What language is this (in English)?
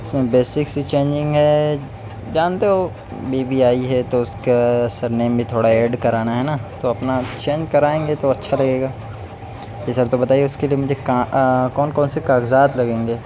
Urdu